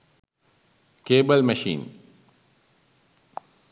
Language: Sinhala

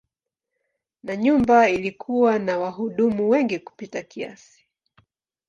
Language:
Swahili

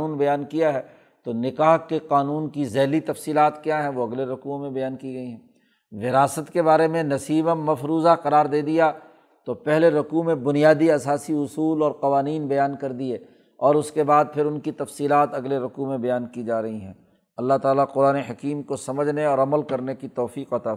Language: Urdu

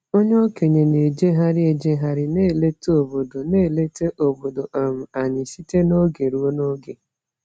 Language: Igbo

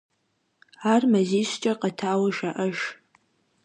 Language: Kabardian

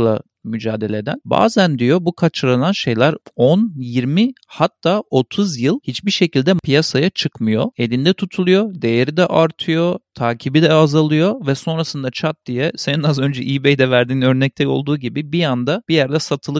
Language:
Turkish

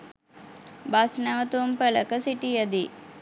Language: Sinhala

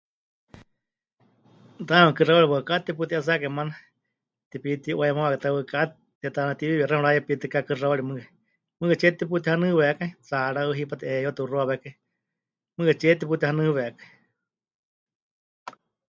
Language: Huichol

